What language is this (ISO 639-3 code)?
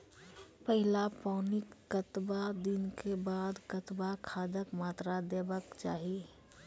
mai